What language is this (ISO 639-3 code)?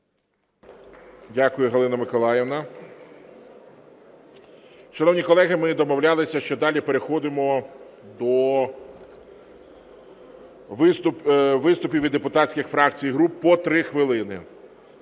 ukr